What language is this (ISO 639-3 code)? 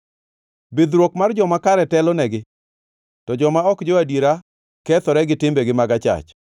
luo